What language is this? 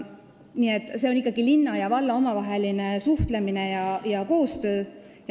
Estonian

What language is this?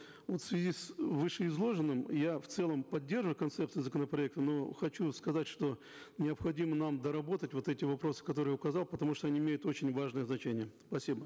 Kazakh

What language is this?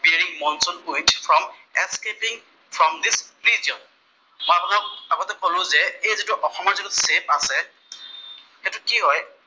Assamese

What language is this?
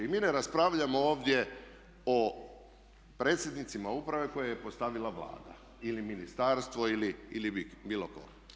Croatian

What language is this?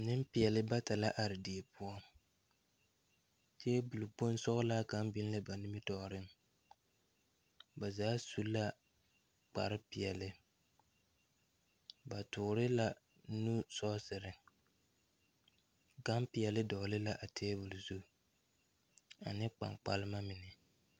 Southern Dagaare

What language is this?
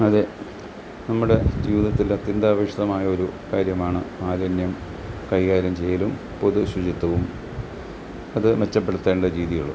Malayalam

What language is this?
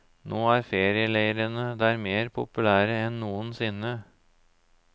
Norwegian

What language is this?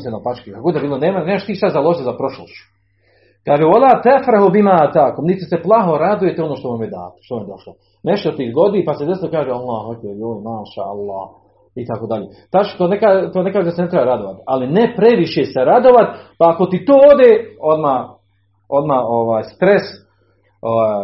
Croatian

